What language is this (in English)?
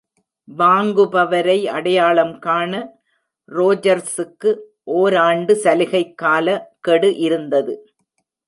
Tamil